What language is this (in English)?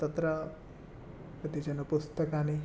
Sanskrit